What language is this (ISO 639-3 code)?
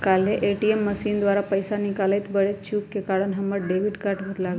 mag